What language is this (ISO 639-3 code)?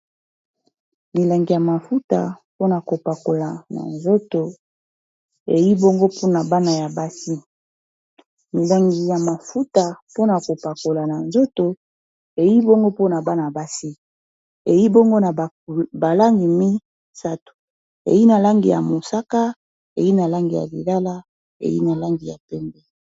lin